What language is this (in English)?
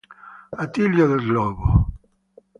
Italian